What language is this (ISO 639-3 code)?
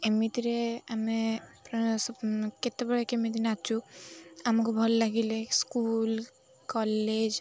ori